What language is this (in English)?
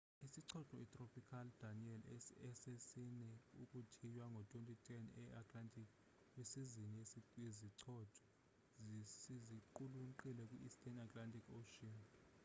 Xhosa